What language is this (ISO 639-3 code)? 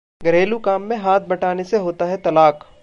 hin